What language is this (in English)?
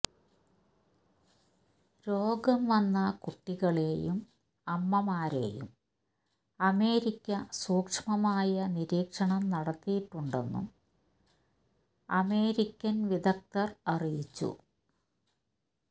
Malayalam